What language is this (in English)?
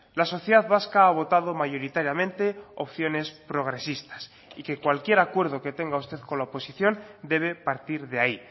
Spanish